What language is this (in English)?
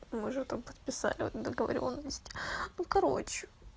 Russian